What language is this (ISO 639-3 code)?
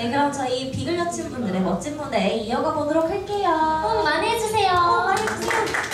kor